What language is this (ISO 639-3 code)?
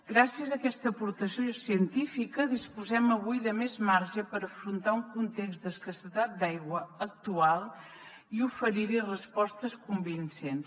cat